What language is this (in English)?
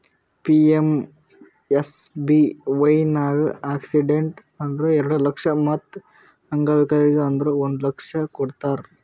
Kannada